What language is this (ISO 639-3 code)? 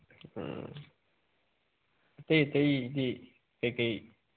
mni